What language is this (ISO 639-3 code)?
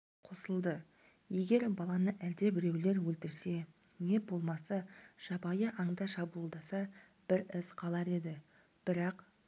kaz